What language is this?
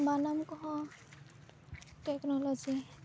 Santali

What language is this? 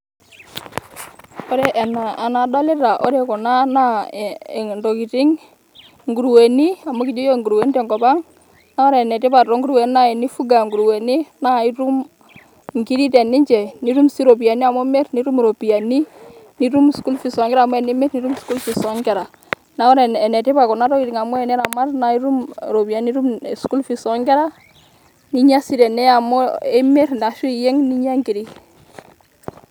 Masai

